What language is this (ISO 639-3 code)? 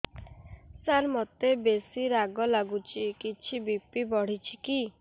ori